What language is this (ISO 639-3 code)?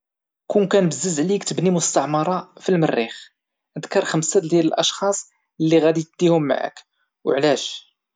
ary